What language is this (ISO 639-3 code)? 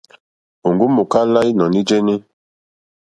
bri